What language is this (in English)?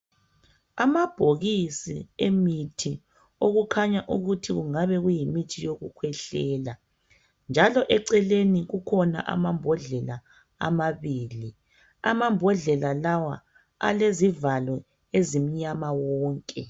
North Ndebele